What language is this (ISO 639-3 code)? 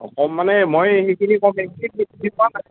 asm